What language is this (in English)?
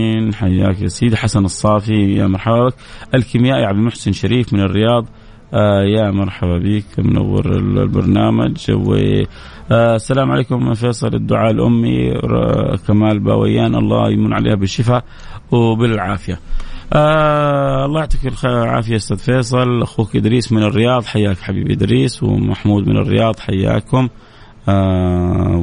Arabic